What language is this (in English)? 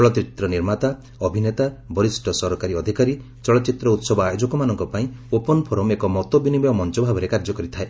Odia